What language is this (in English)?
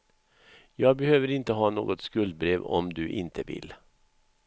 Swedish